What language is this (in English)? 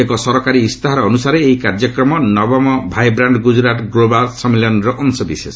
Odia